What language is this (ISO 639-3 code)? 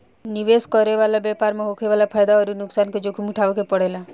bho